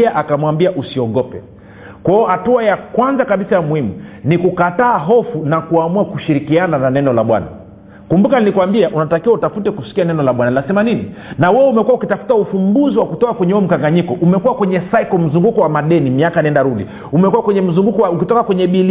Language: Swahili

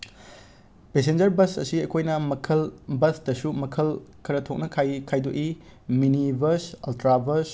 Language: Manipuri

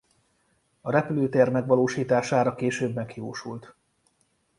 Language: Hungarian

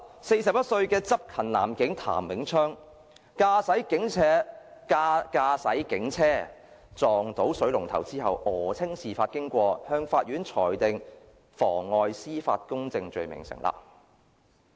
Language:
Cantonese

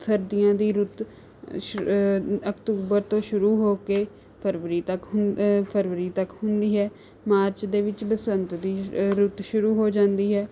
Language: Punjabi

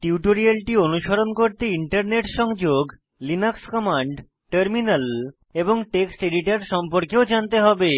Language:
Bangla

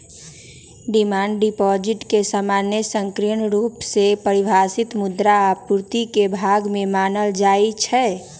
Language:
Magahi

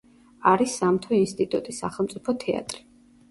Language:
Georgian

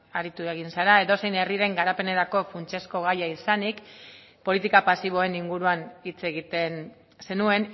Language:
Basque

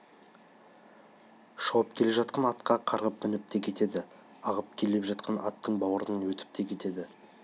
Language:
Kazakh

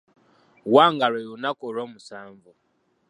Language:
Ganda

